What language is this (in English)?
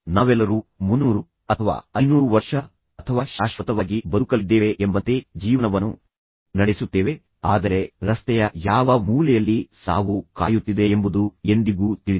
Kannada